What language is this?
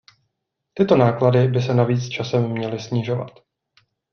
Czech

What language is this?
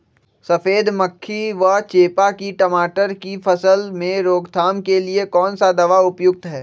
Magahi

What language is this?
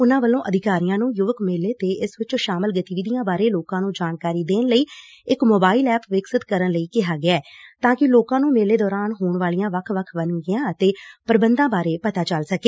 Punjabi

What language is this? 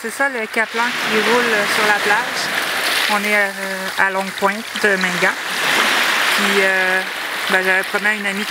French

